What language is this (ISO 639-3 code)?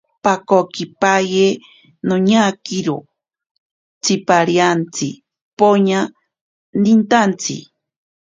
prq